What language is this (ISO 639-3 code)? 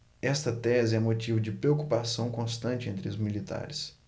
por